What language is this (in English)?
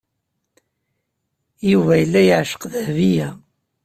Kabyle